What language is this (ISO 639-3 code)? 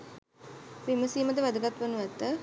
sin